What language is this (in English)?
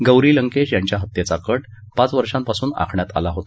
Marathi